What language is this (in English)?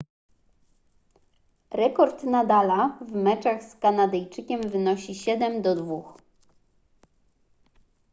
Polish